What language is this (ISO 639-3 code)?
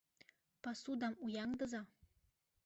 chm